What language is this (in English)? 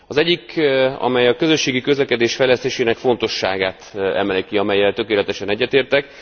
Hungarian